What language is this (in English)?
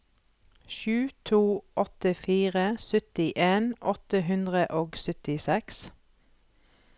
Norwegian